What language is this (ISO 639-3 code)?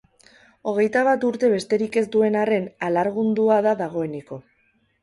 eus